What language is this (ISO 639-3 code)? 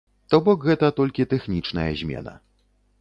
bel